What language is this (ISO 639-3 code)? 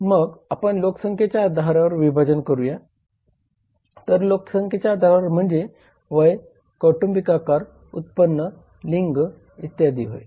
mar